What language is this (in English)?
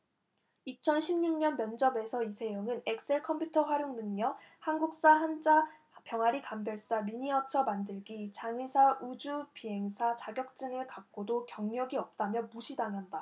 Korean